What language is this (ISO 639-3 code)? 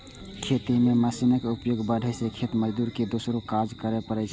mai